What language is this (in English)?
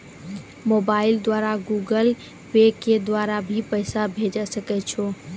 Maithili